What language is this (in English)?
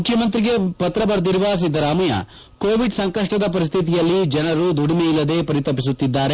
Kannada